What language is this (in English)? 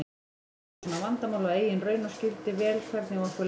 Icelandic